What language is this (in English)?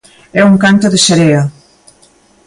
Galician